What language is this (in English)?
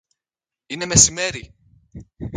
Greek